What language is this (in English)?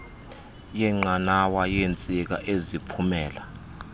Xhosa